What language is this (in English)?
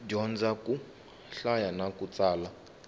Tsonga